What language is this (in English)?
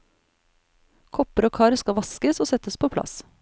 Norwegian